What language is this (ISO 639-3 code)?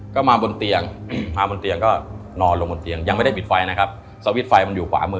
tha